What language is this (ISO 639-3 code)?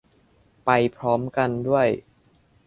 tha